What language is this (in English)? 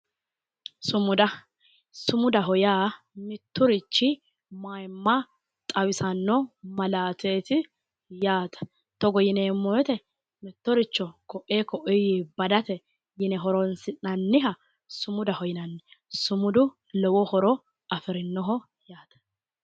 Sidamo